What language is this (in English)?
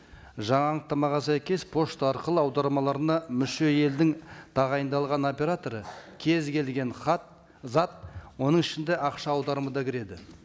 Kazakh